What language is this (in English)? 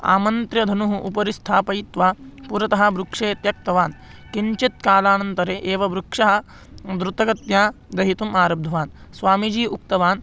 Sanskrit